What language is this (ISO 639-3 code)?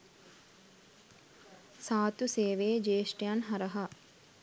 sin